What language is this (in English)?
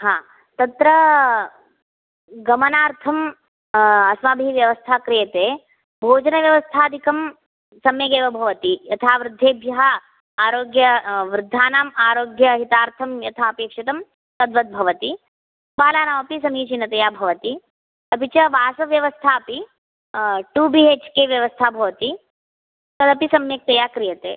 Sanskrit